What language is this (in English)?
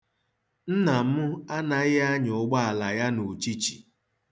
Igbo